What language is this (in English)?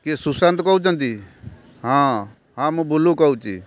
Odia